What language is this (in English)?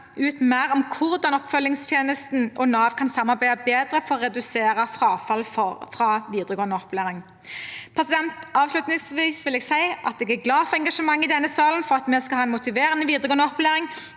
Norwegian